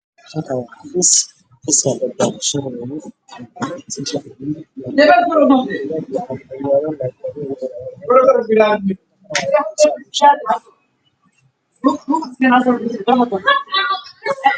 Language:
Somali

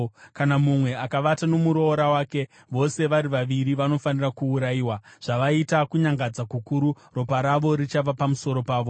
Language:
Shona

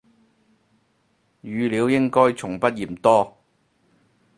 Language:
Cantonese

